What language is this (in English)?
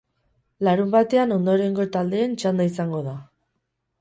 Basque